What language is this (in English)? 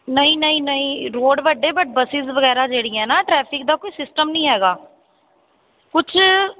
Punjabi